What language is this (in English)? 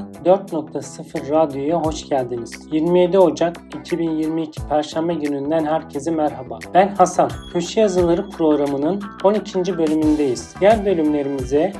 Turkish